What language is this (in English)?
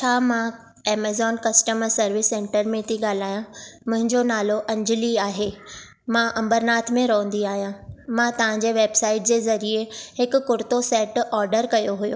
Sindhi